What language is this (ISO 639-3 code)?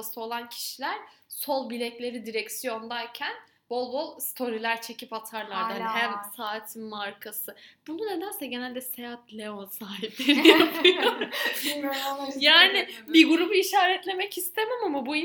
tur